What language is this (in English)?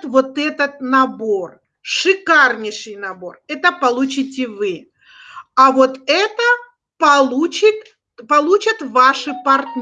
Russian